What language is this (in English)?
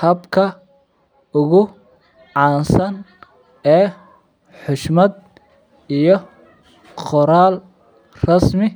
Somali